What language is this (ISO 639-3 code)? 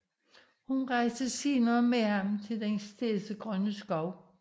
dan